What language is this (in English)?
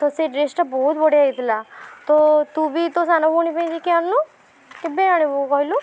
Odia